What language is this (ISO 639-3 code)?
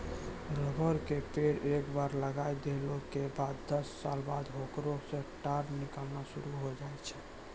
mai